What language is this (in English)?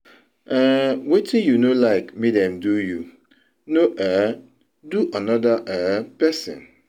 Nigerian Pidgin